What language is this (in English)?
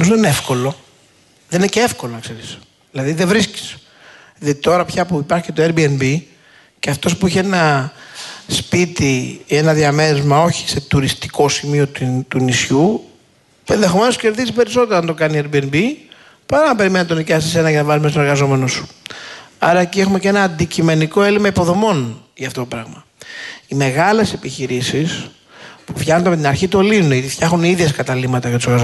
Greek